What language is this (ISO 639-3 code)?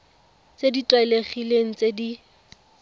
tsn